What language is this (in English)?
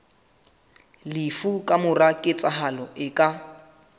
Southern Sotho